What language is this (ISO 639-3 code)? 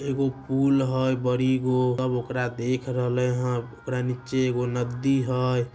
mag